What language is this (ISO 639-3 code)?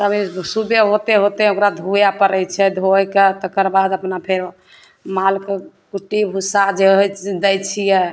mai